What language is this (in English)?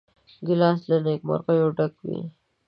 Pashto